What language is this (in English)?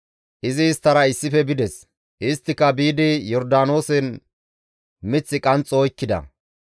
Gamo